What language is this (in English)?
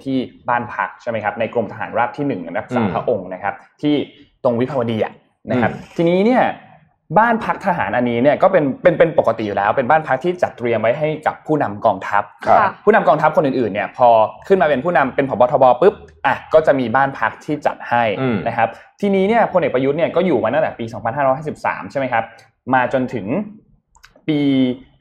Thai